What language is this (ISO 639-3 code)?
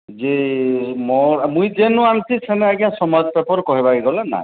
ori